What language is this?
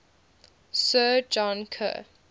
English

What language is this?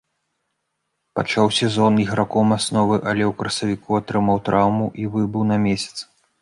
Belarusian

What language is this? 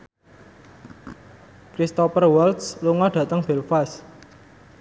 Javanese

